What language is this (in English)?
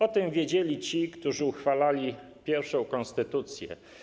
Polish